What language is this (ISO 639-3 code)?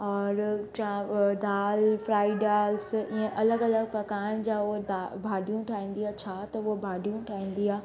snd